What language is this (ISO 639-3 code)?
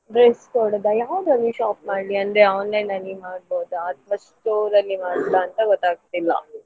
kan